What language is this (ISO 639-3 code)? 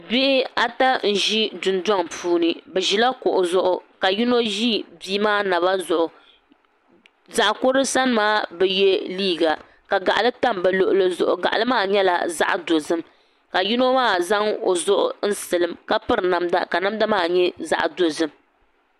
dag